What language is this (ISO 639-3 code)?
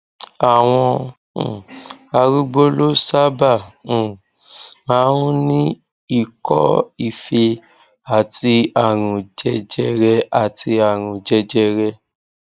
yor